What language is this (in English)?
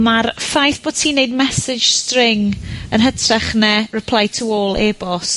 Welsh